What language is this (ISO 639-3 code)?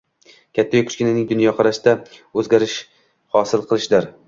uzb